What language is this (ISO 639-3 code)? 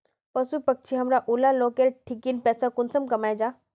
mag